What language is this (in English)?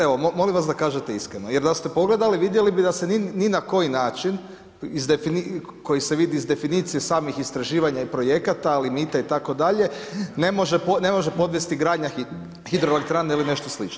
Croatian